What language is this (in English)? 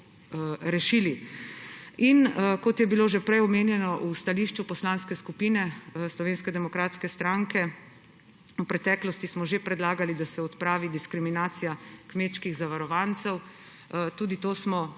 Slovenian